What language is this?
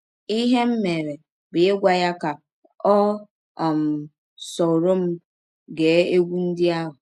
Igbo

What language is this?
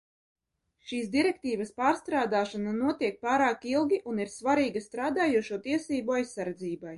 Latvian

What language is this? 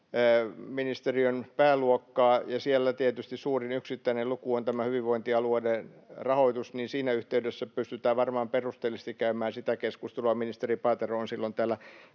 Finnish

